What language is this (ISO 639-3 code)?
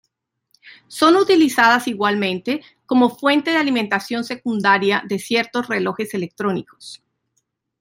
spa